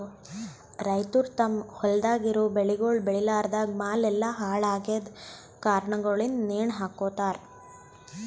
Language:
Kannada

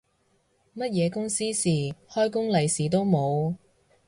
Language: Cantonese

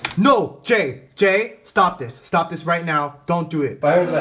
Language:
English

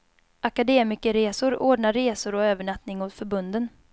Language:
Swedish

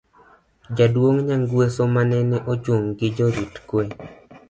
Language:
Luo (Kenya and Tanzania)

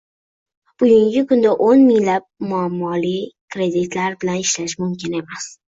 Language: Uzbek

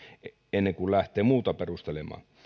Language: Finnish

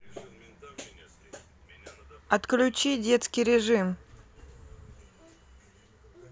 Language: Russian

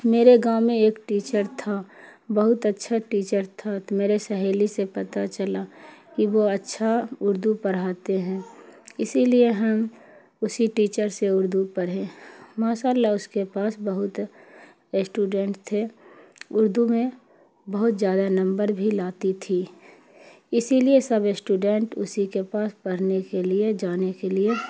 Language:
Urdu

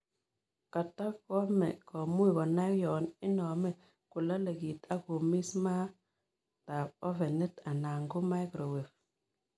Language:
Kalenjin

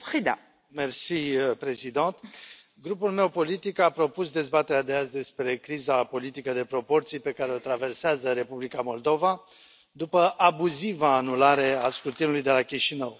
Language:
Romanian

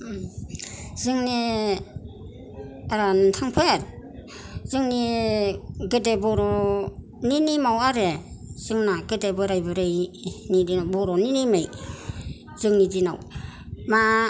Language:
Bodo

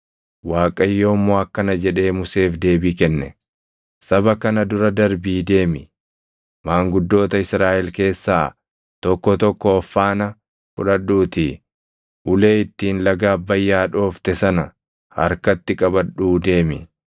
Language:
Oromo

